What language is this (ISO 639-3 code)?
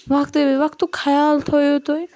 kas